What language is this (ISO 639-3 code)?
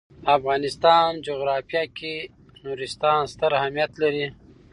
pus